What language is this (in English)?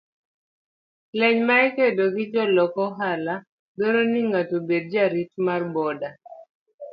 Luo (Kenya and Tanzania)